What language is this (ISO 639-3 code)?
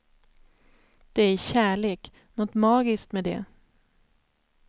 swe